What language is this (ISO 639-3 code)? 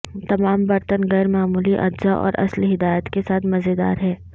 urd